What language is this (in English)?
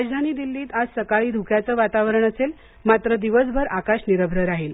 Marathi